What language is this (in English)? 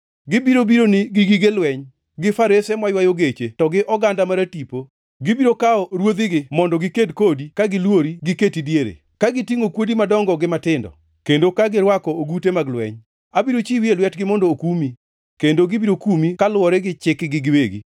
Luo (Kenya and Tanzania)